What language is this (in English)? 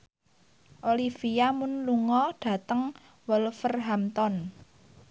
Javanese